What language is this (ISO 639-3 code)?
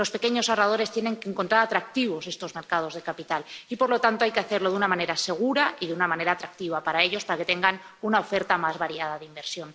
spa